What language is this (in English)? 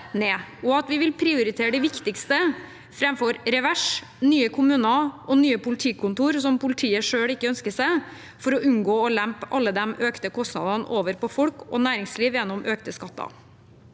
Norwegian